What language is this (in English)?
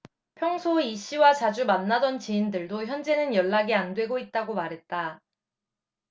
Korean